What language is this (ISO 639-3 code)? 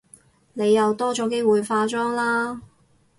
yue